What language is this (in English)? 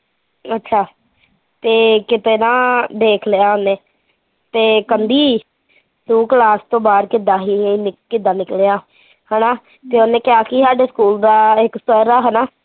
Punjabi